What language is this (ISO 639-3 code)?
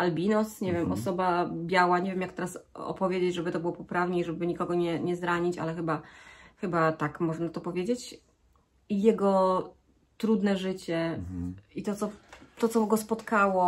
pol